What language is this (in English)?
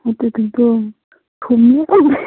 Manipuri